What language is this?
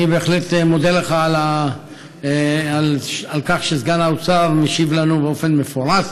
Hebrew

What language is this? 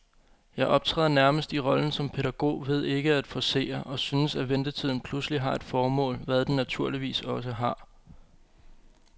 Danish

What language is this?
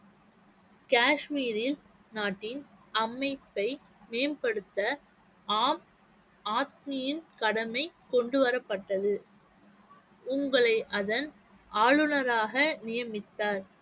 Tamil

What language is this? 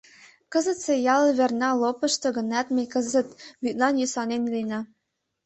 Mari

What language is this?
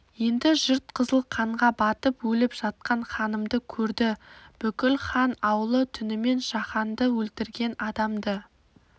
Kazakh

